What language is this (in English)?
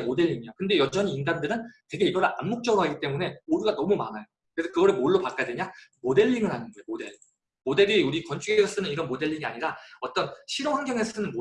Korean